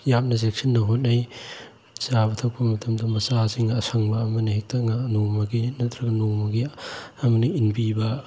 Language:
Manipuri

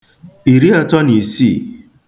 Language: Igbo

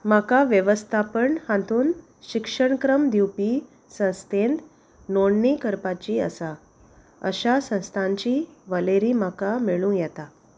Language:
Konkani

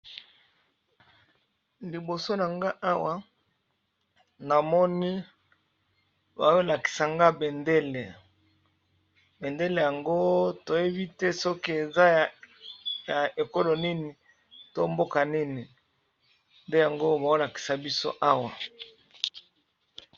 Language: Lingala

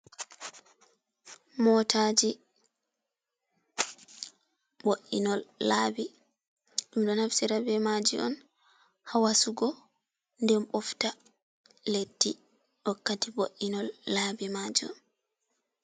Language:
Fula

